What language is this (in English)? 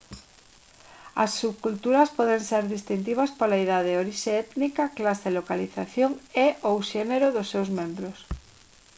Galician